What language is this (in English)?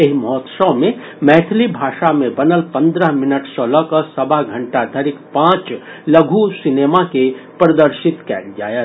Maithili